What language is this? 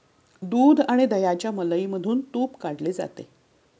Marathi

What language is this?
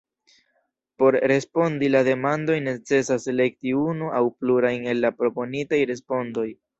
Esperanto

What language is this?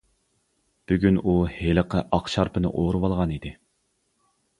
Uyghur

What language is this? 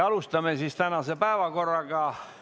Estonian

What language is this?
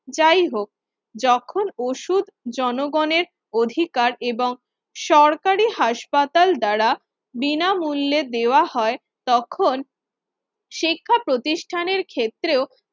Bangla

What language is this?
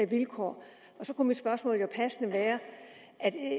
Danish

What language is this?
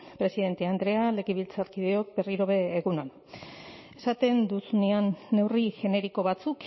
Basque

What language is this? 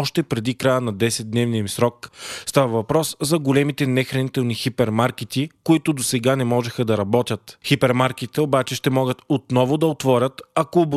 Bulgarian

